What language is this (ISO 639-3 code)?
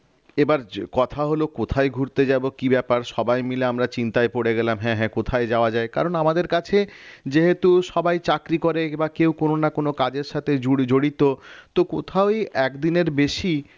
ben